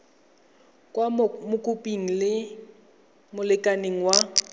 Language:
Tswana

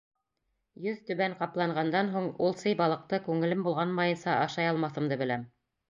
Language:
Bashkir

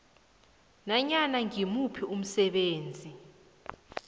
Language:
South Ndebele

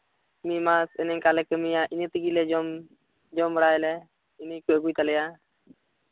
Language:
Santali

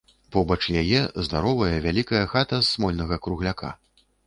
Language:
Belarusian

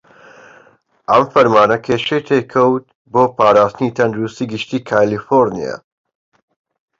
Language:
Central Kurdish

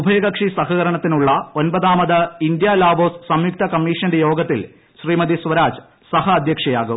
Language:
Malayalam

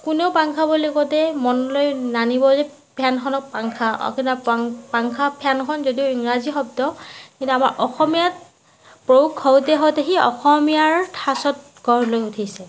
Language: Assamese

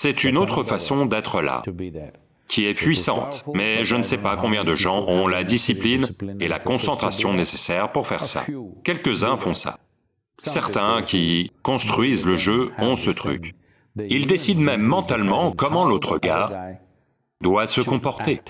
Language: French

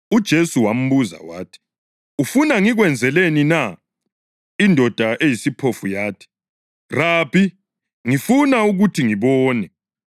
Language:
North Ndebele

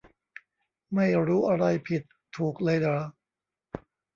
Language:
Thai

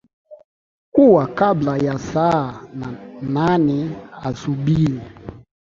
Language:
Swahili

